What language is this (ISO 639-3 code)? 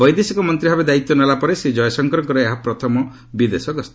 ori